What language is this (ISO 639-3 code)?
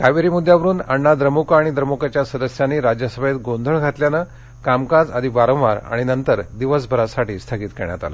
mar